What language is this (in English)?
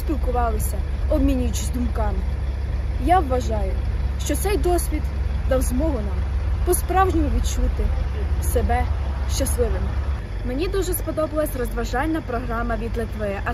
Ukrainian